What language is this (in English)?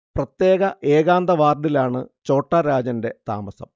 Malayalam